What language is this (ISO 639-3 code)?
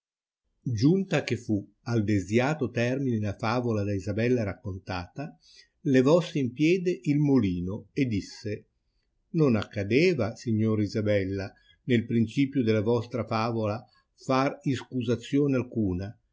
ita